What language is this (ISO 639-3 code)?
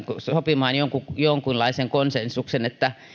fin